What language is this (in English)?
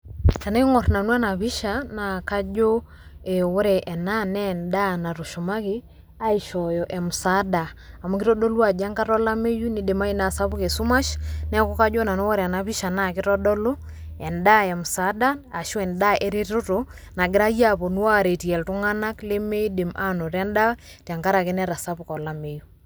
Masai